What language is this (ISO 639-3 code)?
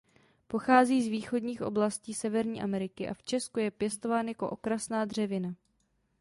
ces